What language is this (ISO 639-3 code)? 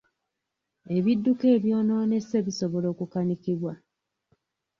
lug